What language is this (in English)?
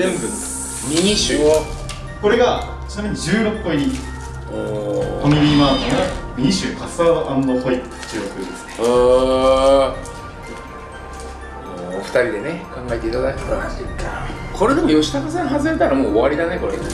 Japanese